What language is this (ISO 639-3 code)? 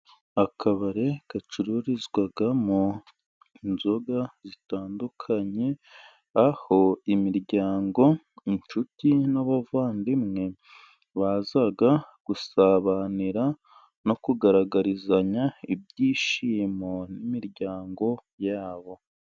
kin